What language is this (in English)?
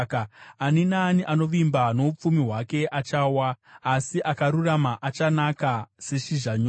Shona